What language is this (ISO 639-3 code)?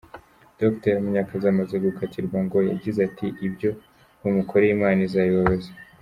kin